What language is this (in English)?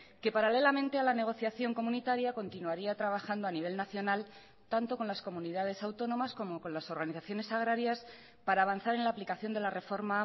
Spanish